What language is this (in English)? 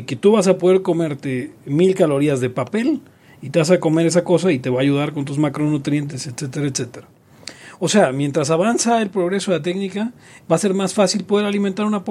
Spanish